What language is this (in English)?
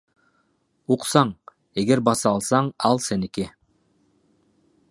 Kyrgyz